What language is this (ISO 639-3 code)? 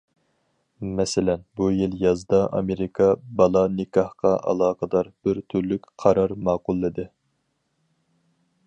uig